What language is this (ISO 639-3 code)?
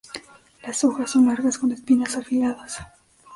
spa